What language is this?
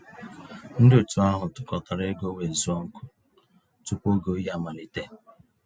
Igbo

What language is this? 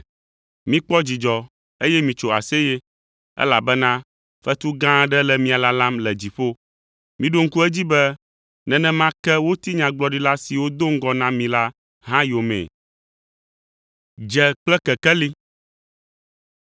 Ewe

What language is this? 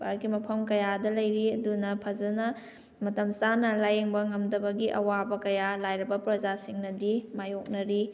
Manipuri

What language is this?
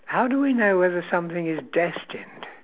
English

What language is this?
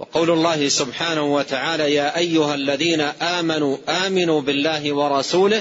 Arabic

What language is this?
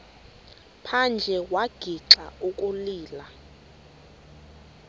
Xhosa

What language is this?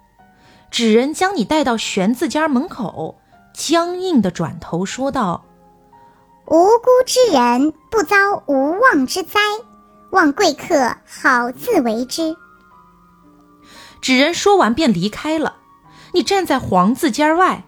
Chinese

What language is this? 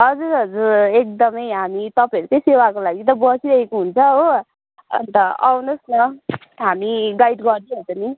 Nepali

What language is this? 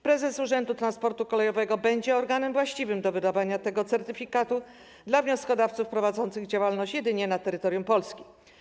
Polish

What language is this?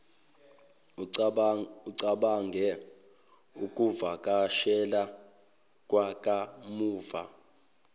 Zulu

